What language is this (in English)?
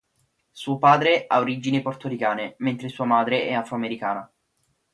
Italian